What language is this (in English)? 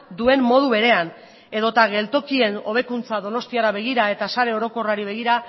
Basque